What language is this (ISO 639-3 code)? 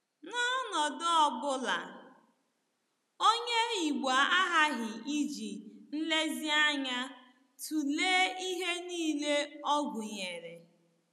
ibo